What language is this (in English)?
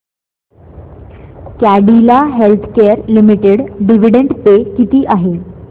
Marathi